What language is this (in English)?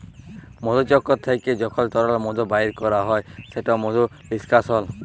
Bangla